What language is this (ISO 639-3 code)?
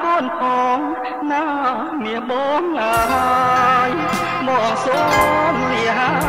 tha